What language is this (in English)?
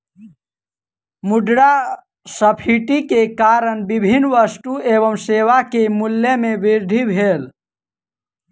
Maithili